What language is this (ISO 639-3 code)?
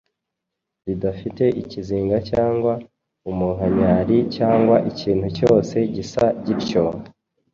kin